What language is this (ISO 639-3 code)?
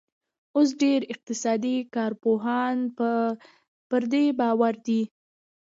pus